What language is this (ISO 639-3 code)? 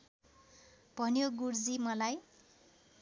nep